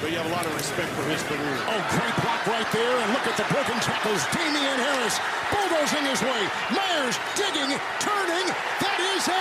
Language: Slovak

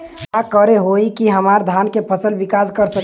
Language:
Bhojpuri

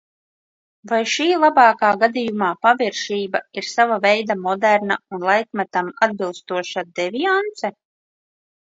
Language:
Latvian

